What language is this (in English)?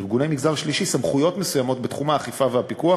Hebrew